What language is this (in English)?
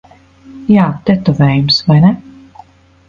Latvian